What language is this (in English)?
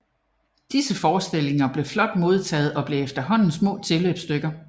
Danish